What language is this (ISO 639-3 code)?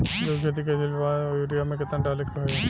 bho